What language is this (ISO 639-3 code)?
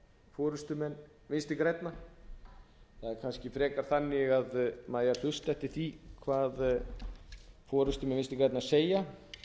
isl